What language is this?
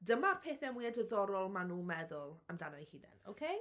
Welsh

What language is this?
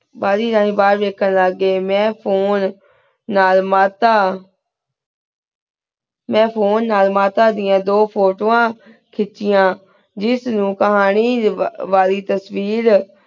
Punjabi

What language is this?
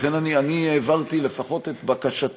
Hebrew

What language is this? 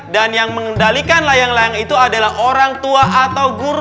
Indonesian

